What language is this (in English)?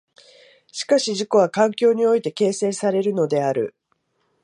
Japanese